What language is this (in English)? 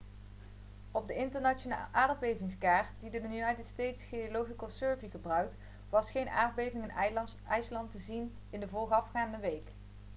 Dutch